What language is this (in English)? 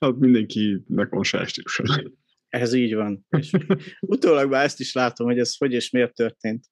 Hungarian